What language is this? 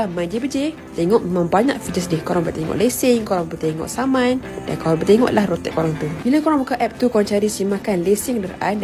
Malay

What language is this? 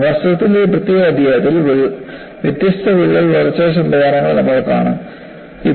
Malayalam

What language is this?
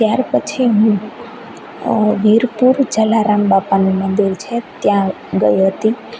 Gujarati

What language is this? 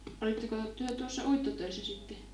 Finnish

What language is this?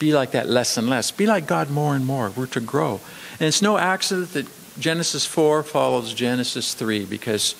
English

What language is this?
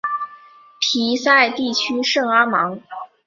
Chinese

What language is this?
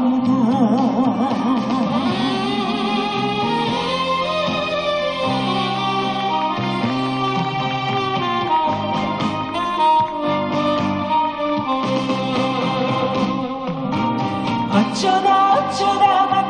Arabic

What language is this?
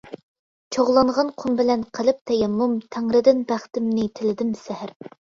Uyghur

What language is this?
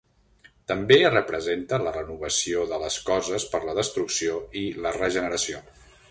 Catalan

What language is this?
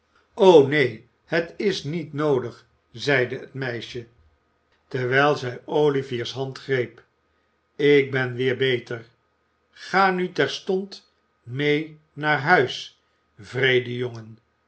Dutch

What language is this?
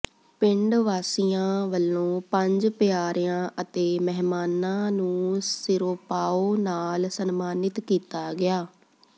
Punjabi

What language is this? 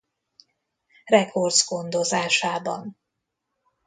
Hungarian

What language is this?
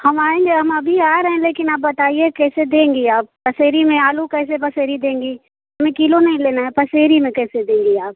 Hindi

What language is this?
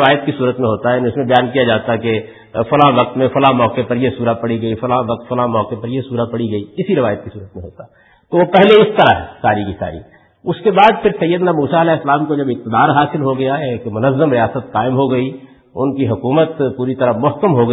Urdu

